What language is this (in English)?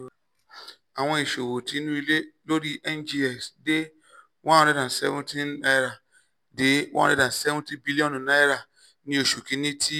Yoruba